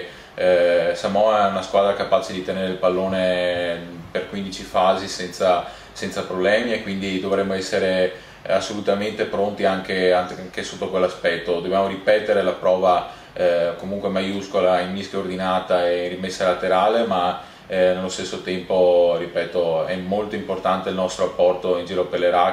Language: Italian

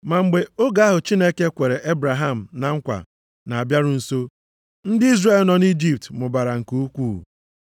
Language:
Igbo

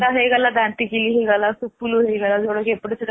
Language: Odia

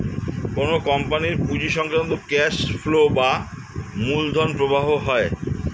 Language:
Bangla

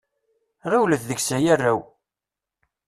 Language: Kabyle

